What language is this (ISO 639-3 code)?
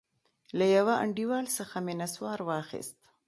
pus